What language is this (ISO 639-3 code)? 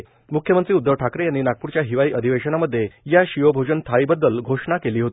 mar